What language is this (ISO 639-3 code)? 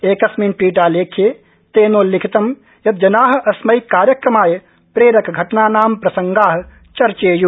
san